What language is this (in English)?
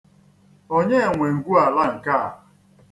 Igbo